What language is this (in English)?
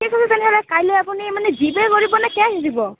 Assamese